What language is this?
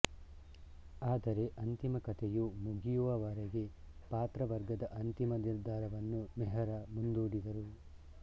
Kannada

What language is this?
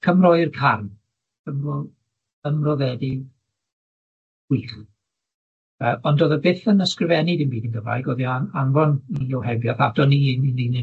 Welsh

